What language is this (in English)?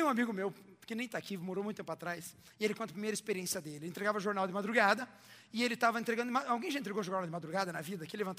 Portuguese